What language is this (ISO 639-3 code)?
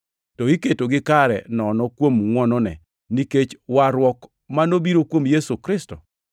luo